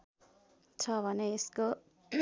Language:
Nepali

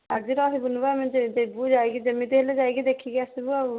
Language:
Odia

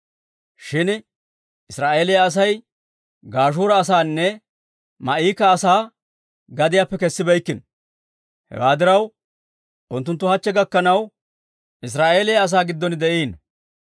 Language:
Dawro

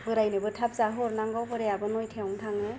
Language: Bodo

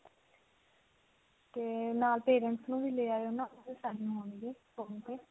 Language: Punjabi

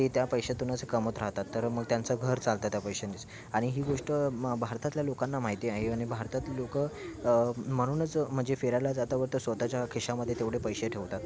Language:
Marathi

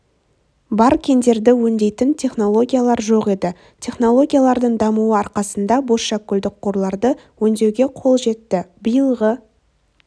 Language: Kazakh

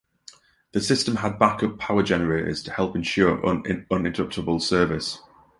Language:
English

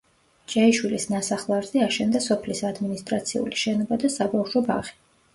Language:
Georgian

